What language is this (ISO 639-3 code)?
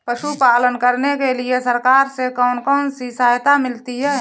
hin